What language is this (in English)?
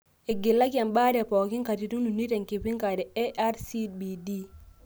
Masai